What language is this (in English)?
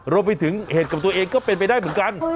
Thai